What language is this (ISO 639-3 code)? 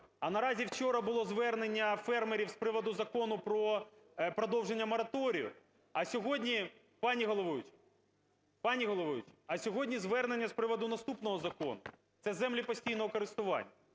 ukr